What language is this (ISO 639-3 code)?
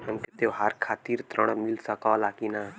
bho